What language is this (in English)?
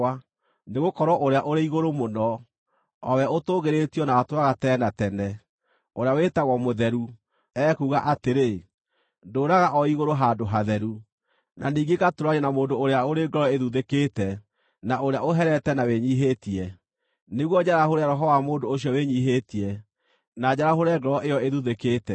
Kikuyu